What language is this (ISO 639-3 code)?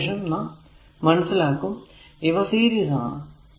mal